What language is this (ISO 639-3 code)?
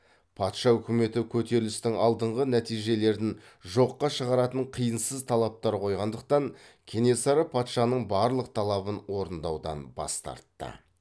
kaz